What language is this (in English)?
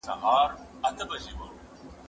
Pashto